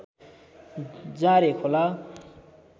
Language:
Nepali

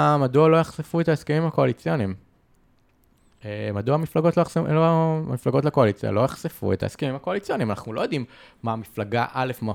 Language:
Hebrew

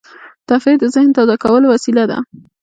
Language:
Pashto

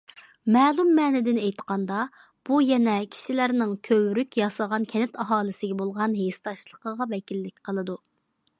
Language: Uyghur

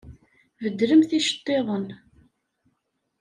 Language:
Kabyle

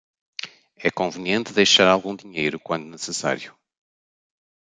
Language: Portuguese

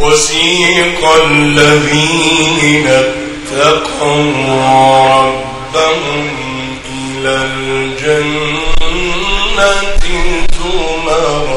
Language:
Arabic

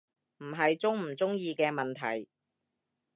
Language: Cantonese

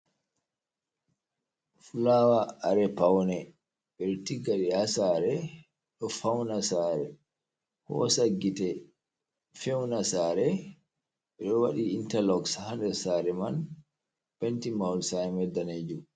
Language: Fula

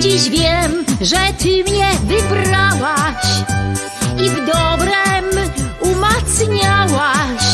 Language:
Polish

